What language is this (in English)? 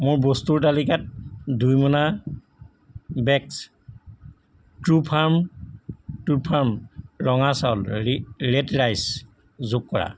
Assamese